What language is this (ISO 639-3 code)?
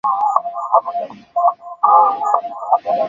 swa